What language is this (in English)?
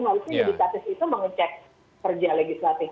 Indonesian